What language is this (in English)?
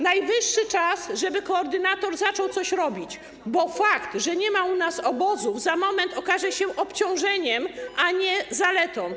Polish